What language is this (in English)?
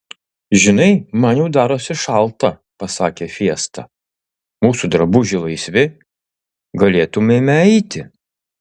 Lithuanian